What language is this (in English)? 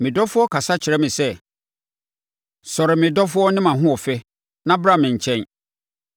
Akan